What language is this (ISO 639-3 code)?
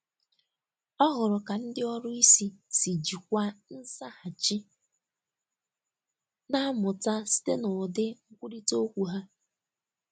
ibo